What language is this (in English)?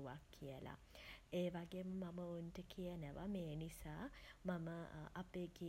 Sinhala